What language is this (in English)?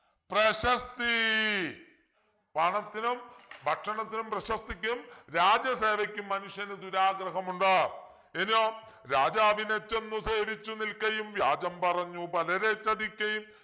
Malayalam